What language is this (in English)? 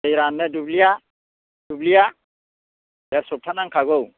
Bodo